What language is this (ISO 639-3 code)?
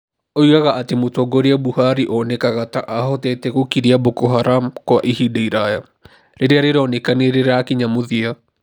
kik